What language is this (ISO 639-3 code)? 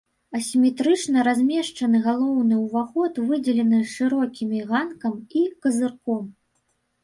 bel